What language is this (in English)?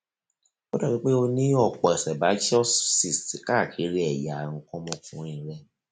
Yoruba